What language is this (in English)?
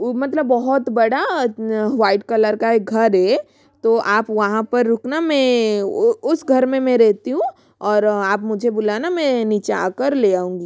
Hindi